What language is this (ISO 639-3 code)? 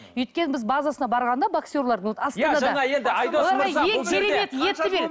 kaz